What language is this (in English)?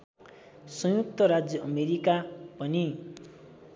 Nepali